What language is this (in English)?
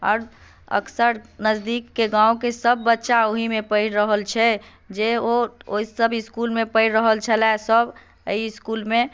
Maithili